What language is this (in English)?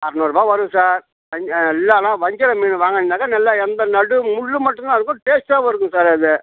Tamil